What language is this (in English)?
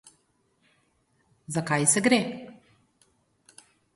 Slovenian